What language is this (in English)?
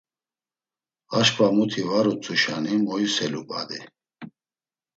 Laz